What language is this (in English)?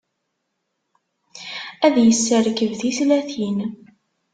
Kabyle